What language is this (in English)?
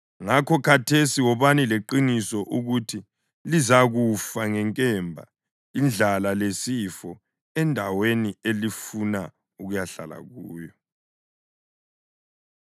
North Ndebele